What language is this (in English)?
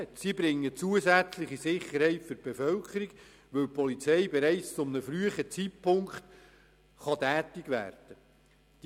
Swiss German